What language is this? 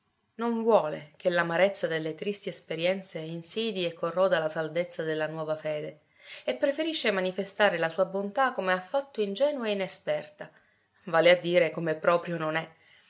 Italian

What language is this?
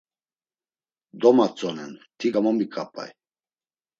Laz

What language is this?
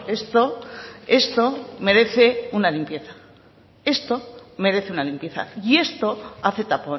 Spanish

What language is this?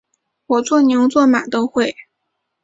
Chinese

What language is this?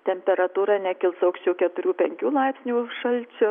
Lithuanian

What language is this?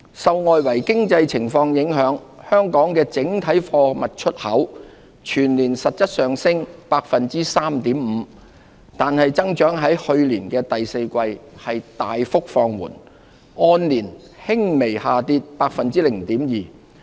Cantonese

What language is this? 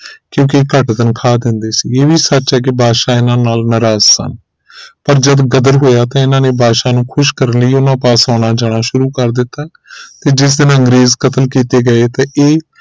Punjabi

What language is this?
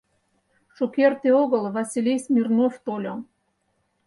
Mari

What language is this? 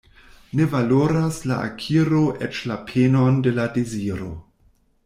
Esperanto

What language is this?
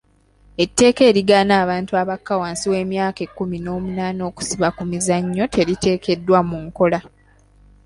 Ganda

